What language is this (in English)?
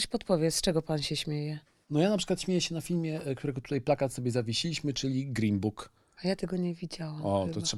Polish